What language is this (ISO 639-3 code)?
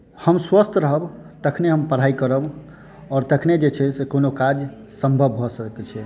mai